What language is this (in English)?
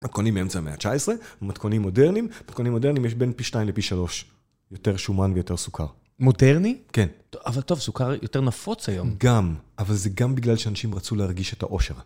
Hebrew